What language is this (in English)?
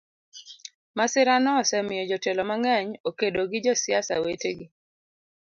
Luo (Kenya and Tanzania)